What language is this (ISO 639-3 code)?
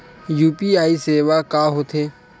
hne